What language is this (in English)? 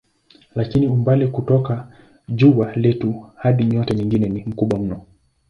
Swahili